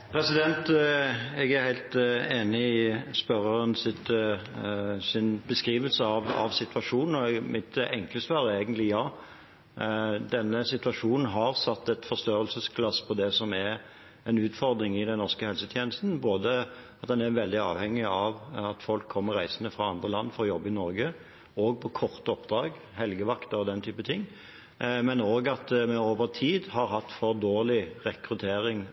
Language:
Norwegian Bokmål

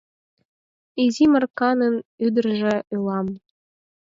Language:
Mari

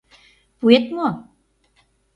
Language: Mari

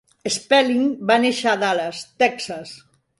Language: Catalan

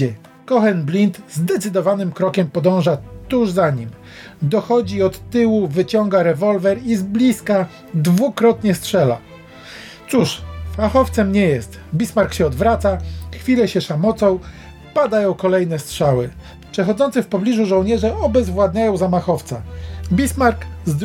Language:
Polish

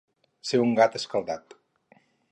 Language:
Catalan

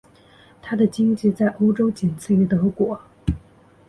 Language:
Chinese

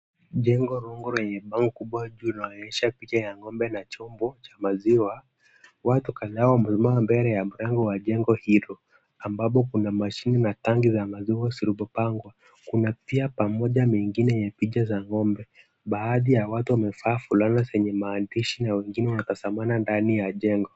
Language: Swahili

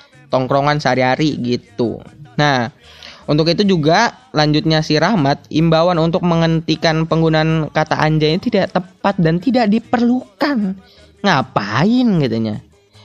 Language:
Indonesian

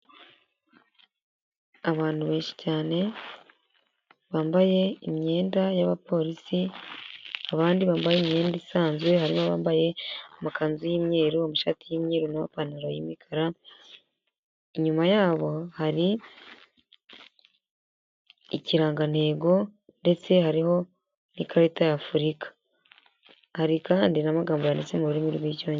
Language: Kinyarwanda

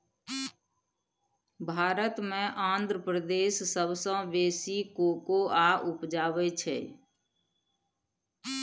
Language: Maithili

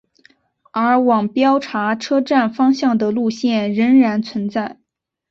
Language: Chinese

